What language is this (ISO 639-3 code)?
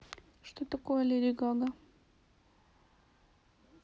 rus